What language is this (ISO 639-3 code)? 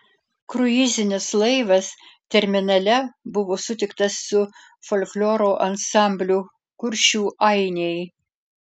lit